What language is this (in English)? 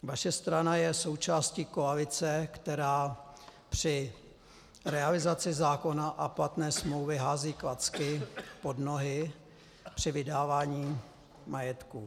Czech